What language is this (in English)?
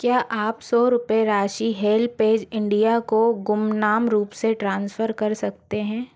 Hindi